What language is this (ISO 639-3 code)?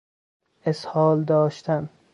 fas